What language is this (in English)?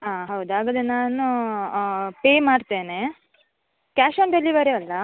Kannada